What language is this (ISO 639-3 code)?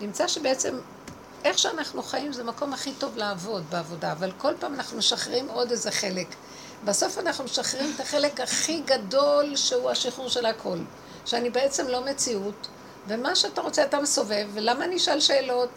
heb